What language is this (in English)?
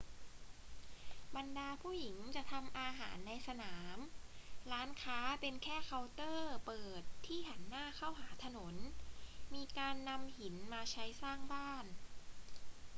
Thai